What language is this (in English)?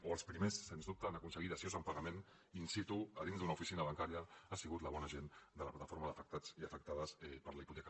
Catalan